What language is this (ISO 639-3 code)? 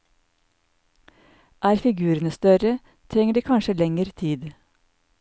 nor